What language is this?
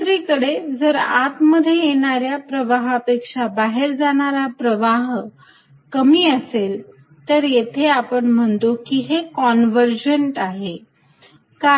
Marathi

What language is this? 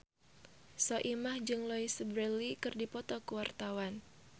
Sundanese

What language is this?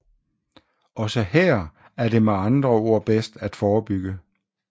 Danish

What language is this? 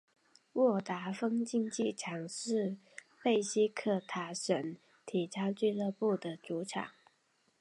Chinese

